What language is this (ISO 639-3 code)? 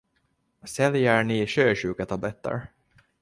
swe